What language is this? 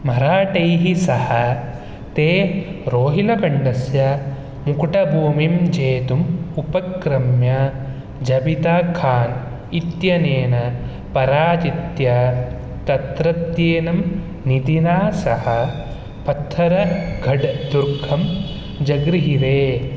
Sanskrit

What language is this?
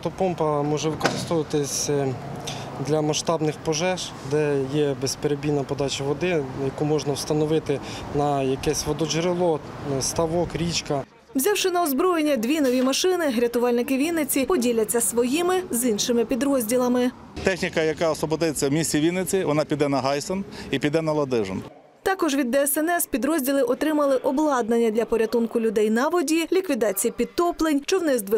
Ukrainian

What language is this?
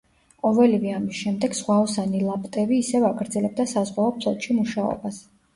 Georgian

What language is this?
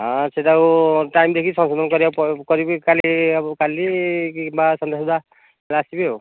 Odia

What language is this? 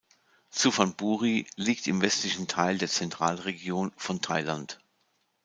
German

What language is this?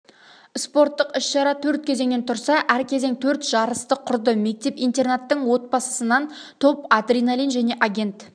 Kazakh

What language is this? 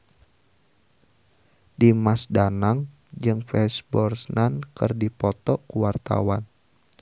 Sundanese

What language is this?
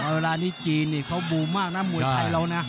Thai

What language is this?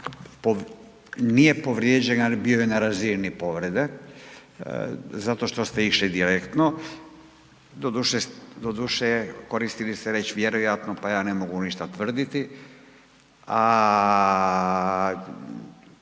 Croatian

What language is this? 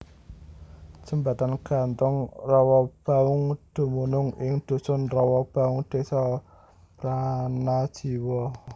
Javanese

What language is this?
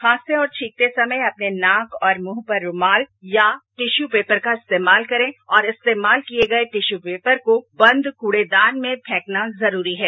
Hindi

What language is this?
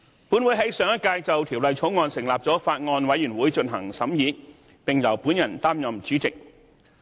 Cantonese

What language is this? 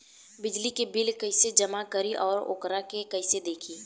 Bhojpuri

